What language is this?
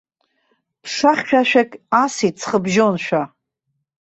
Abkhazian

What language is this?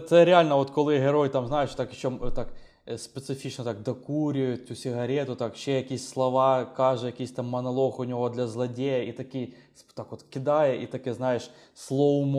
Ukrainian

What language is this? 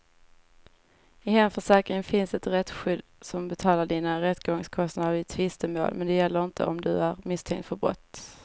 Swedish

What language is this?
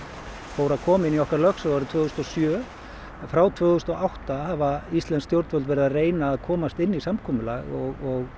Icelandic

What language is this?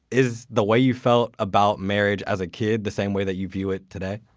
English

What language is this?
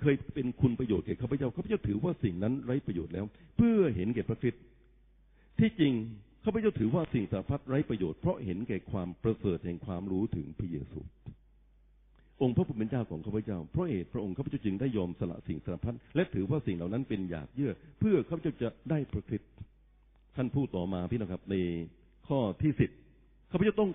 Thai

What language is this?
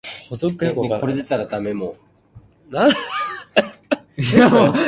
Cantonese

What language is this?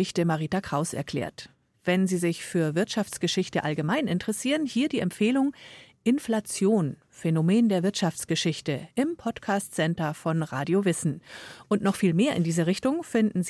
German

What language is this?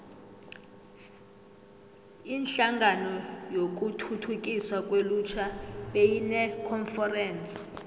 South Ndebele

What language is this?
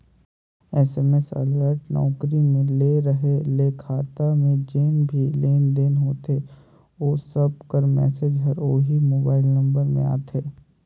Chhattisgarhi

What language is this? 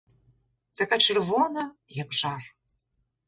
Ukrainian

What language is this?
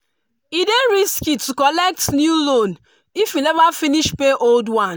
Nigerian Pidgin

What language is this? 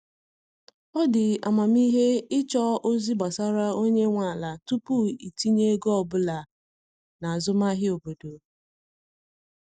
Igbo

